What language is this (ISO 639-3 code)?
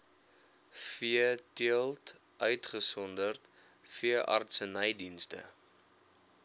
afr